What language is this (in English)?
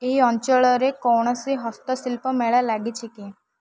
Odia